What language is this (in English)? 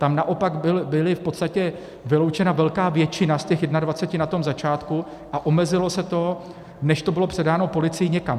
Czech